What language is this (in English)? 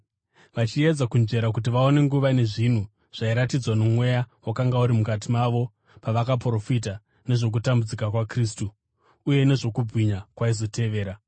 Shona